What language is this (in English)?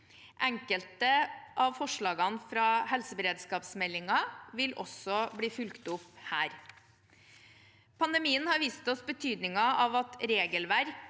Norwegian